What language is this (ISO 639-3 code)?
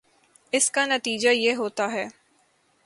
urd